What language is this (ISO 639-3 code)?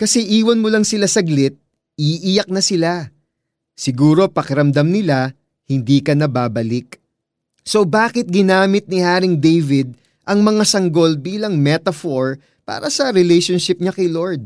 fil